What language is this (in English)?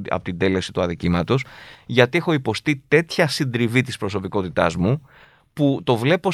Greek